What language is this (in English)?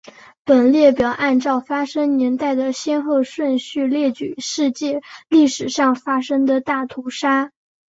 Chinese